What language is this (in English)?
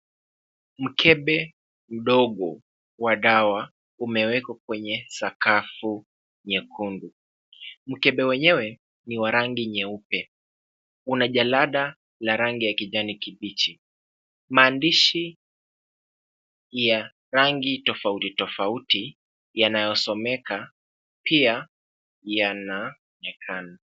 Swahili